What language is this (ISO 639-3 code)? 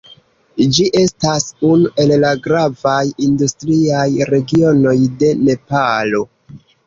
epo